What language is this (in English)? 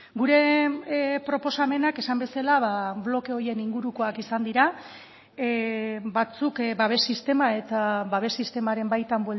Basque